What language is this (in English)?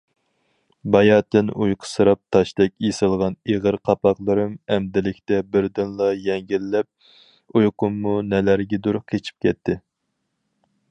Uyghur